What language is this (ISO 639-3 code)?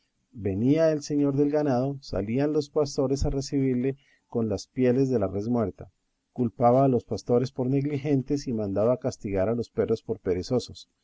spa